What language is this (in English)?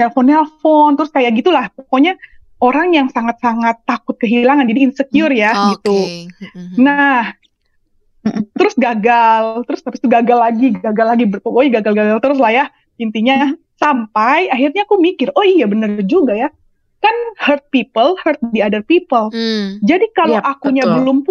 Indonesian